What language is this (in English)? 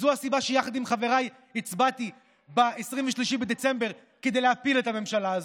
Hebrew